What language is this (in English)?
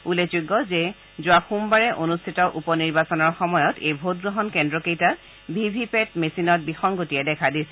Assamese